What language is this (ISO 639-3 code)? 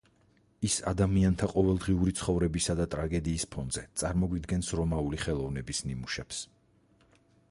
kat